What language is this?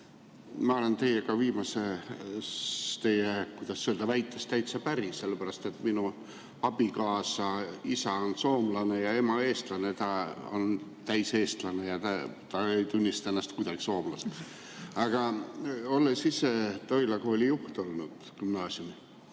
Estonian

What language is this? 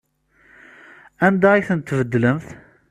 Kabyle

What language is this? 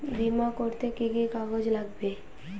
Bangla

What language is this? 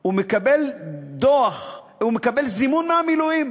Hebrew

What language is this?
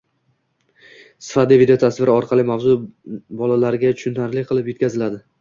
Uzbek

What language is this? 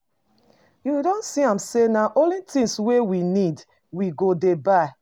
Nigerian Pidgin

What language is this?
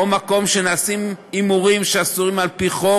Hebrew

